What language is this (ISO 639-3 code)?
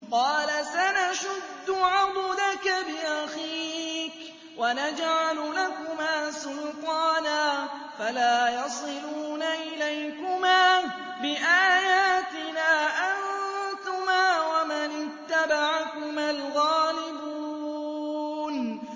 ara